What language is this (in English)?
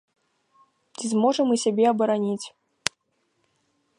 Belarusian